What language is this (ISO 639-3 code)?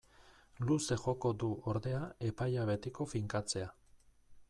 eus